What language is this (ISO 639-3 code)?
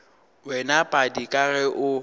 nso